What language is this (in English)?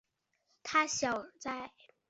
Chinese